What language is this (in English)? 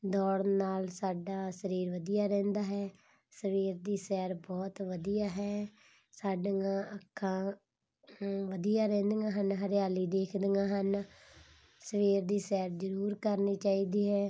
Punjabi